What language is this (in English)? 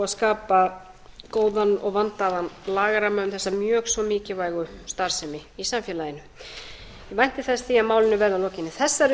Icelandic